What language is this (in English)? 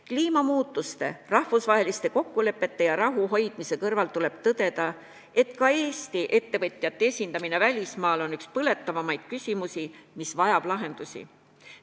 Estonian